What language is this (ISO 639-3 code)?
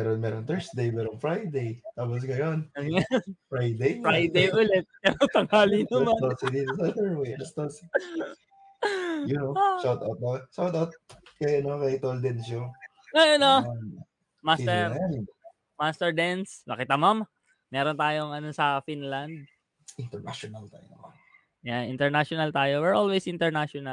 fil